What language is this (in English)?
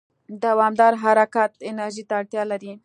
Pashto